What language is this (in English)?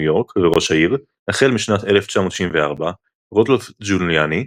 Hebrew